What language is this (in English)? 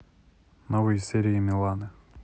Russian